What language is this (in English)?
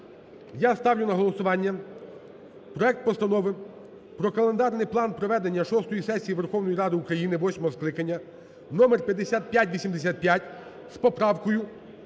Ukrainian